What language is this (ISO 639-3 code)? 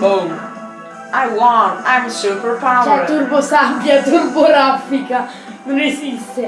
ita